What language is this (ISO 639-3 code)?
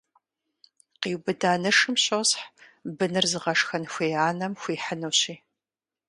kbd